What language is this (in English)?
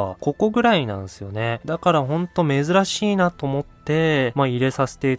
Japanese